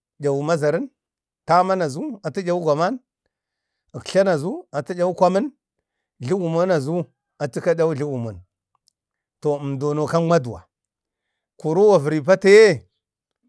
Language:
Bade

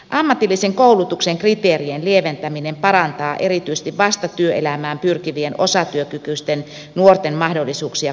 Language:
Finnish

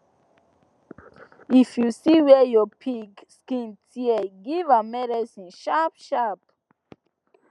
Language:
Nigerian Pidgin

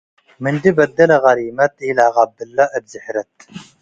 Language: Tigre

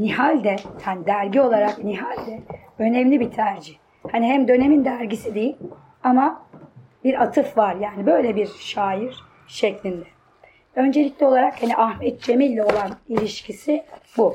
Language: Turkish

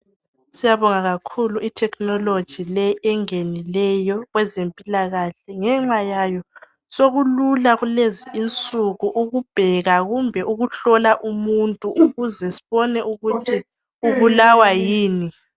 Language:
North Ndebele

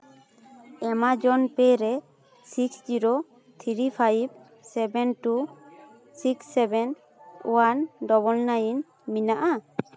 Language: Santali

